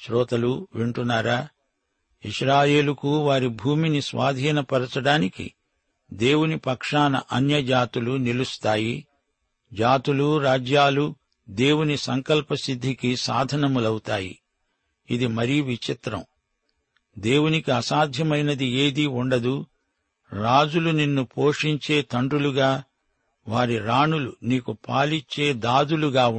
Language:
Telugu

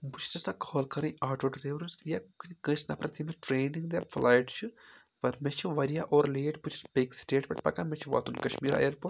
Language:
Kashmiri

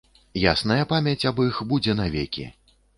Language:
Belarusian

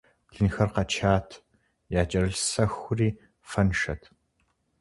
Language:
Kabardian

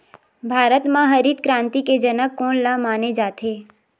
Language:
Chhattisgarhi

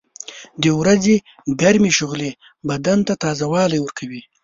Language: Pashto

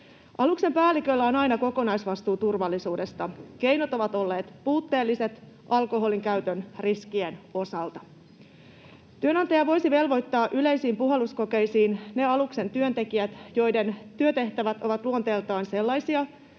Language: Finnish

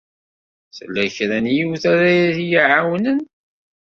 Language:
Kabyle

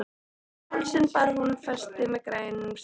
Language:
Icelandic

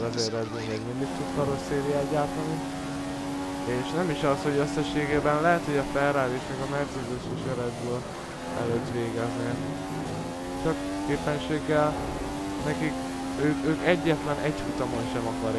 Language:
Hungarian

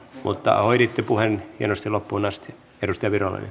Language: Finnish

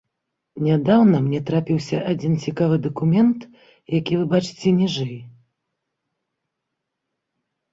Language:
Belarusian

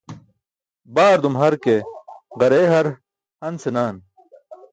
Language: Burushaski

